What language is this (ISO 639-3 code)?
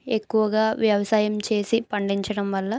tel